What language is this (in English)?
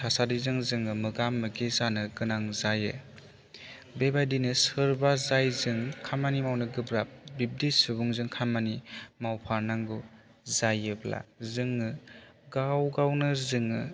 Bodo